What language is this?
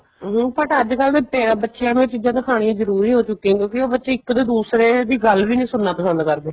Punjabi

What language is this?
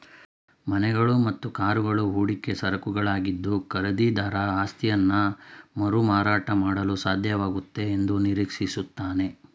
Kannada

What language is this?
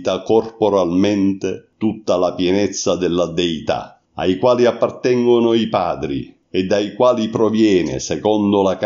Italian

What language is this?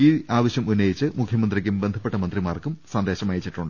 Malayalam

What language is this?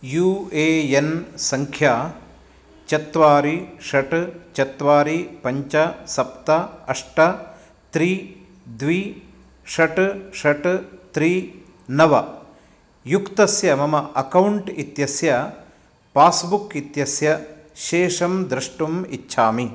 Sanskrit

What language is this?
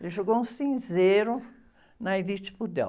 Portuguese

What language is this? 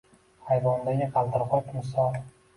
Uzbek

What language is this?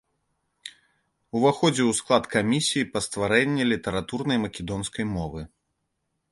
Belarusian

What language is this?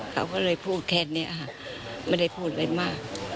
Thai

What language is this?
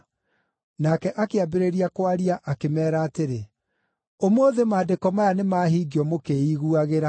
Kikuyu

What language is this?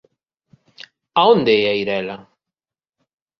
Galician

